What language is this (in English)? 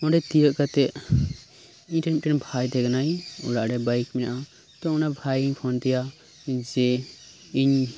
Santali